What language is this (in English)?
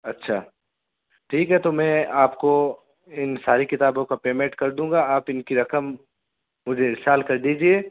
Urdu